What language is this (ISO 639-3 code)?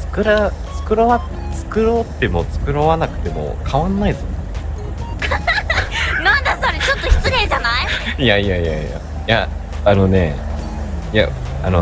jpn